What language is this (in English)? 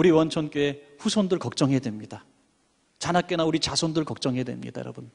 Korean